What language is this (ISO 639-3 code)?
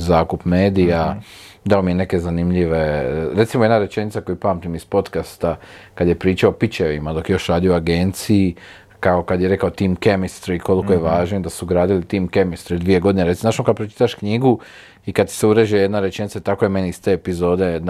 hrv